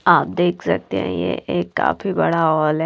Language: Hindi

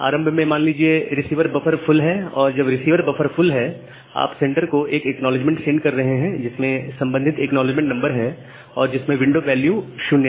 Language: Hindi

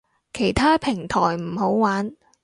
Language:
Cantonese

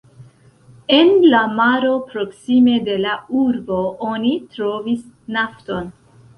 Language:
Esperanto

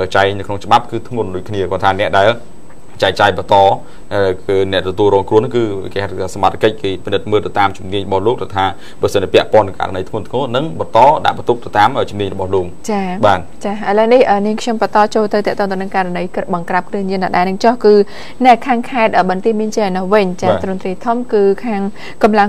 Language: Thai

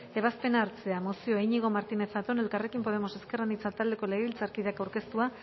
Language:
Basque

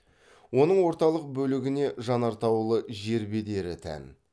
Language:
Kazakh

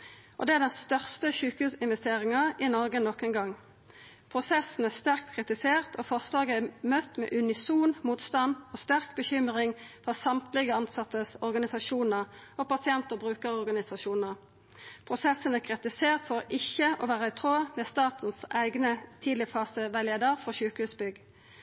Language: Norwegian Nynorsk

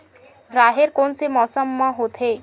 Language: Chhattisgarhi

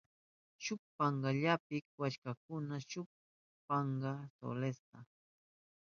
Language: Southern Pastaza Quechua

